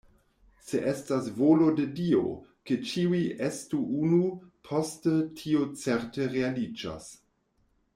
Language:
Esperanto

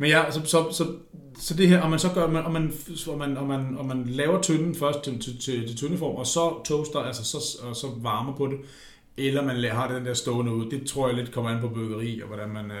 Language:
Danish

